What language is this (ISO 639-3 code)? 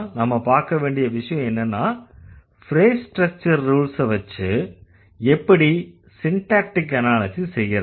tam